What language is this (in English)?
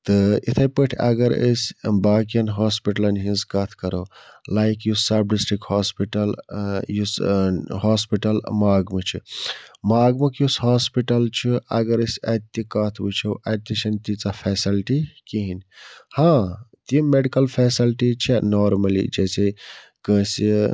Kashmiri